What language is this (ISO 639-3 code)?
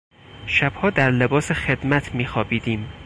fas